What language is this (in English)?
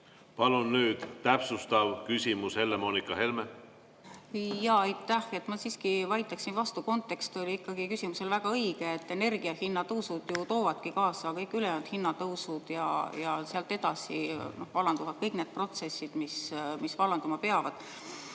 Estonian